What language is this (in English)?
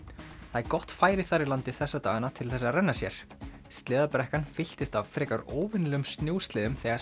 Icelandic